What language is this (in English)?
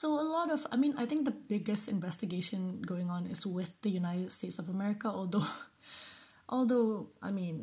English